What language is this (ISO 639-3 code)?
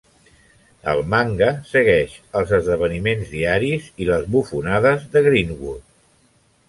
cat